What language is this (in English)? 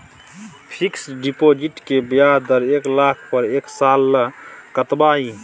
Maithili